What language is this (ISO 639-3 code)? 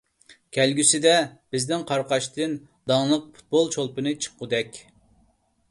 uig